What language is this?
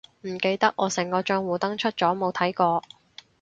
Cantonese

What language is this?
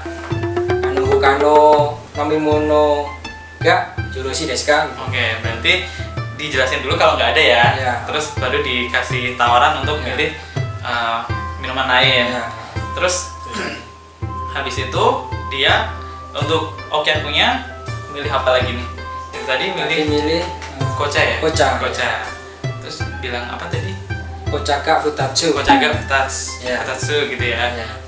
Indonesian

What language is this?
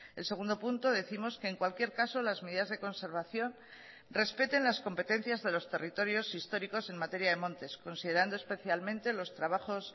Spanish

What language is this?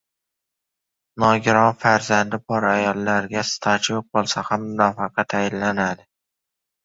Uzbek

